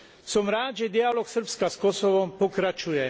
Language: Slovak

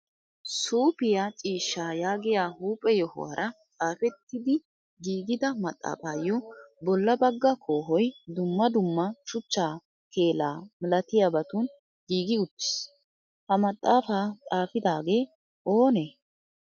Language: Wolaytta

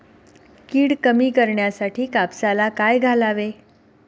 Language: Marathi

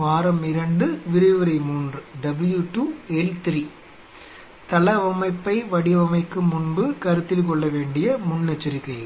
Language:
Tamil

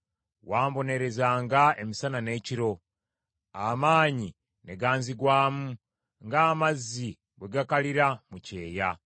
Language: Ganda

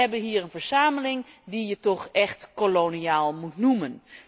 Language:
Dutch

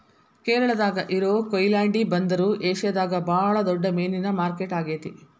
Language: Kannada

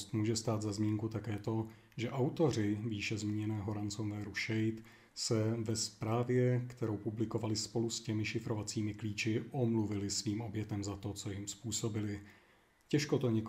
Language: Czech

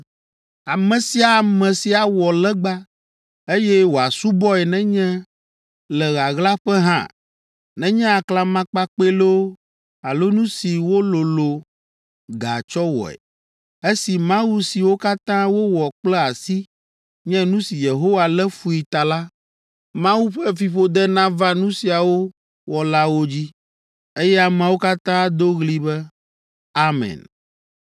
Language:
Ewe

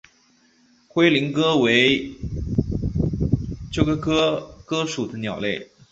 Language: Chinese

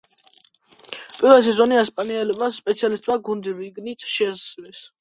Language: Georgian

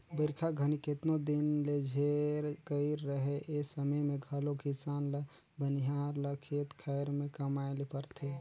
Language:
Chhattisgarhi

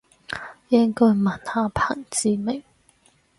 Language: Cantonese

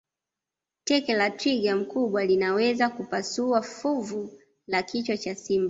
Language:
Swahili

